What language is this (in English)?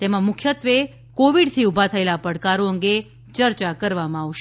Gujarati